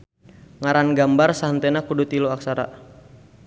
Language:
Sundanese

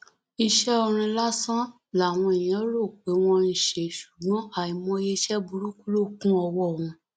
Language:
Yoruba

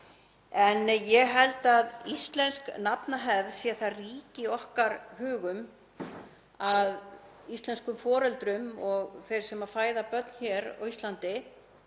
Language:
Icelandic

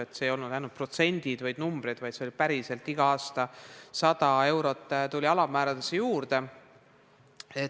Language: Estonian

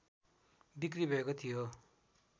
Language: Nepali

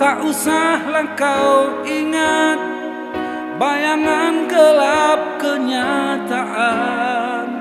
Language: Indonesian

